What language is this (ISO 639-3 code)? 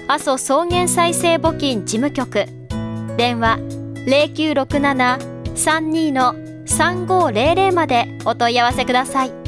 jpn